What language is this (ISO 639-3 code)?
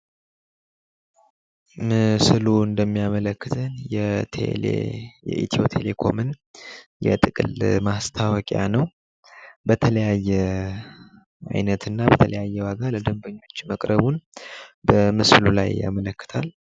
amh